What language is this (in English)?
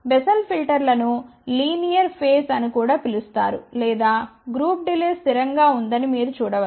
Telugu